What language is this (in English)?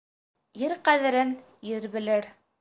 Bashkir